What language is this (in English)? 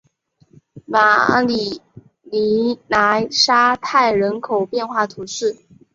Chinese